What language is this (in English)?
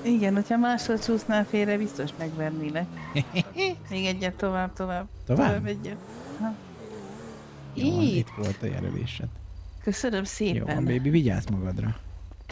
Hungarian